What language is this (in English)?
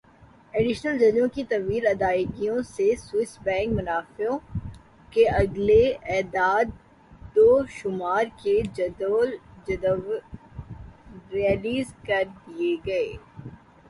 Urdu